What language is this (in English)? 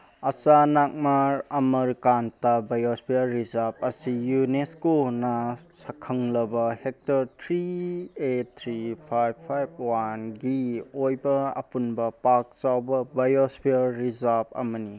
Manipuri